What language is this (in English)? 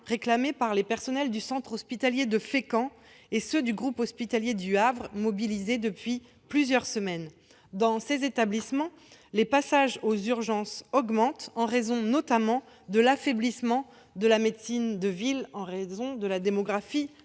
French